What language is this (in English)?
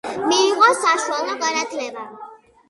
Georgian